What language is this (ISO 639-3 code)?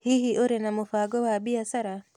kik